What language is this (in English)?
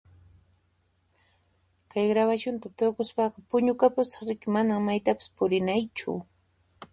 Puno Quechua